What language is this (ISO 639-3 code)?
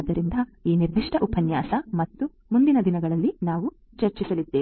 kan